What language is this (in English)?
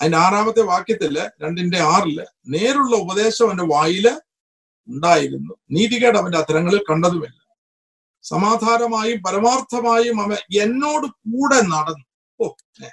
Malayalam